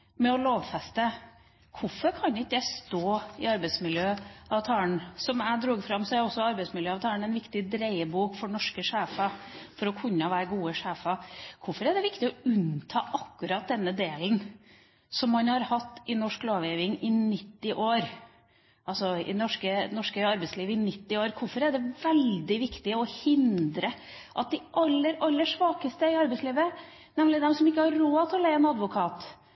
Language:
Norwegian Bokmål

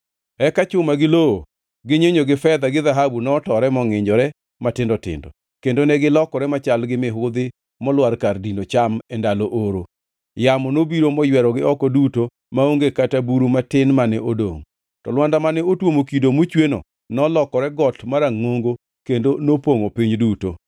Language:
Luo (Kenya and Tanzania)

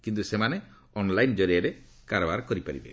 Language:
Odia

